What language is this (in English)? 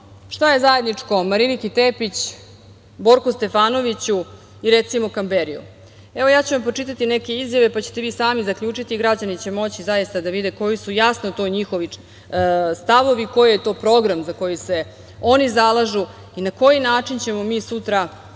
Serbian